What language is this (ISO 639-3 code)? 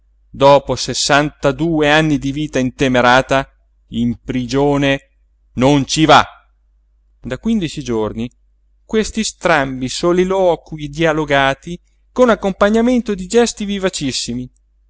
ita